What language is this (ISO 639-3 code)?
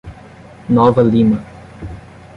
por